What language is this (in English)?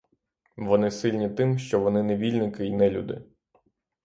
Ukrainian